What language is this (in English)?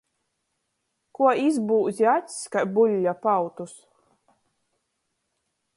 Latgalian